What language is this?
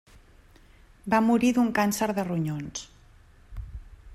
Catalan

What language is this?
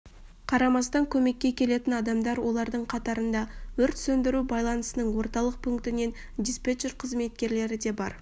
Kazakh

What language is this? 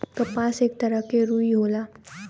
Bhojpuri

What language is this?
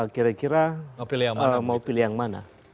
Indonesian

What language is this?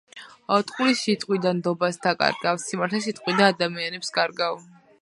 Georgian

